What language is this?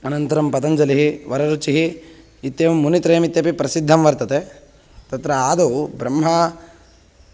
Sanskrit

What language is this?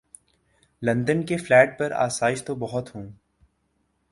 Urdu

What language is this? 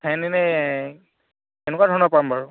Assamese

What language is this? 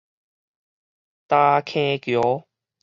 Min Nan Chinese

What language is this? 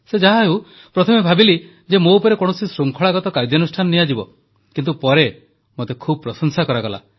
Odia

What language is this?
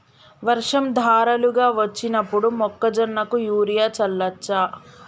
Telugu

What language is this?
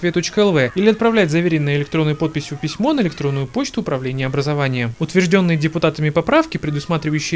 Russian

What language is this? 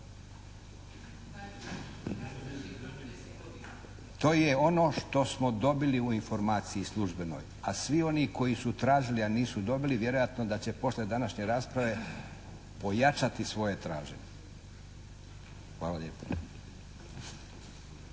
Croatian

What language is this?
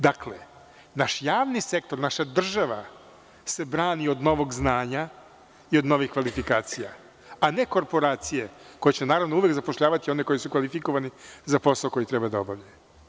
Serbian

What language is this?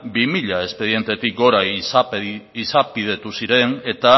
Basque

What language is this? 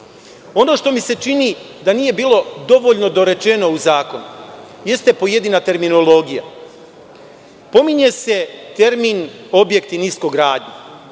Serbian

